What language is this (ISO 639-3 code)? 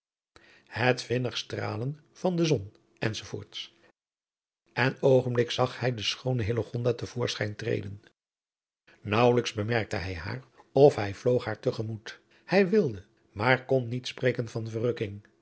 nld